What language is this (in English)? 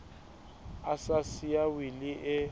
Southern Sotho